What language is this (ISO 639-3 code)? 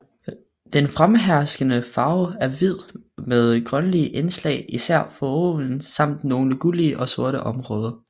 dan